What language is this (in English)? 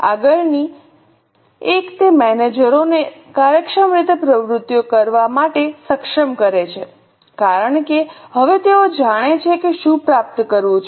Gujarati